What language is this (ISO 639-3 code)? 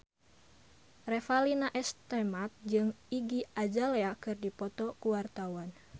sun